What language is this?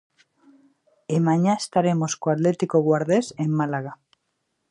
Galician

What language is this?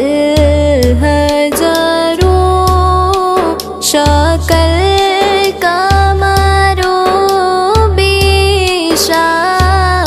Korean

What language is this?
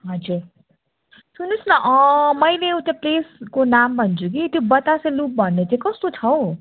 Nepali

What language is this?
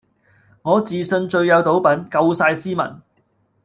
Cantonese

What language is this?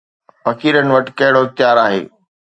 Sindhi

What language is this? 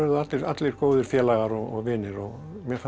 Icelandic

